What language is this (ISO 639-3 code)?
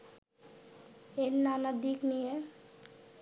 ben